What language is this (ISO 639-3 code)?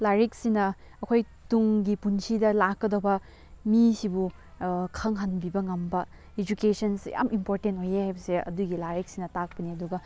mni